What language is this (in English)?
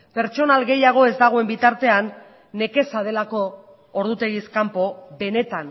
Basque